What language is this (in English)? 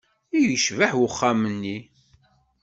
Kabyle